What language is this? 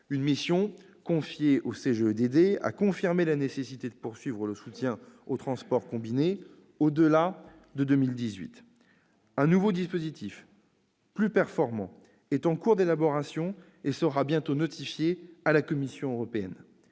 French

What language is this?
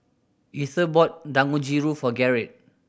English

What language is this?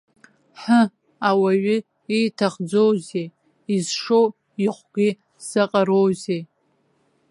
Abkhazian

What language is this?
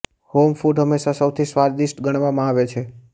Gujarati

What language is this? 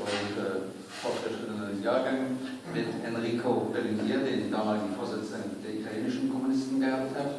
German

